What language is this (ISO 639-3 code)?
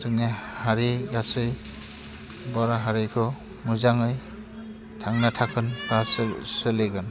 brx